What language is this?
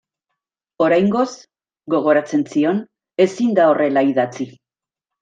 Basque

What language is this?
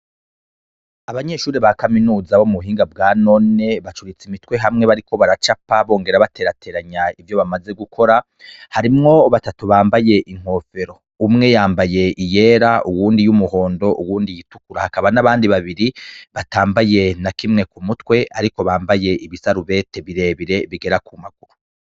Rundi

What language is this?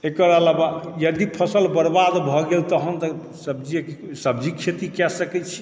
Maithili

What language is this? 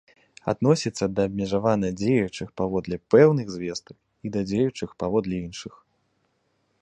Belarusian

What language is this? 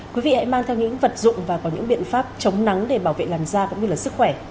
Vietnamese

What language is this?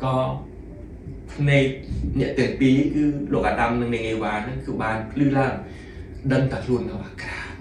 Thai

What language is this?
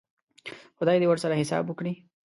Pashto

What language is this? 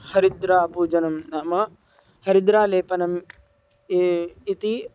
Sanskrit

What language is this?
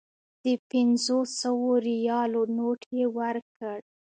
Pashto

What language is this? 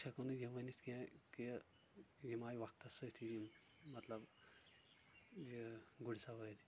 Kashmiri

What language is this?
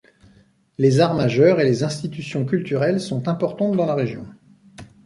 French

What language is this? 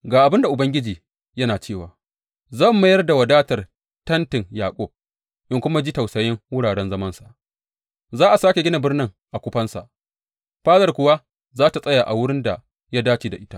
Hausa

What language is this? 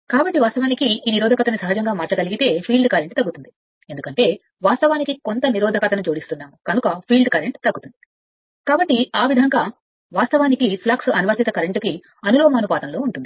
Telugu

